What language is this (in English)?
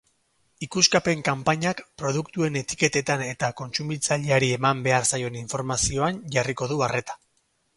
Basque